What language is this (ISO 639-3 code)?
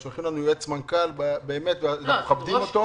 heb